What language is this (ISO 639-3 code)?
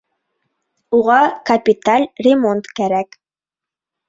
bak